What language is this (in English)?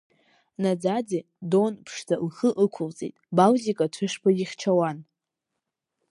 Abkhazian